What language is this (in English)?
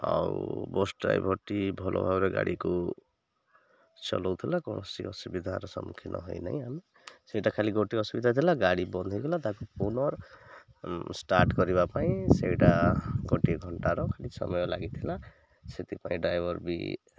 Odia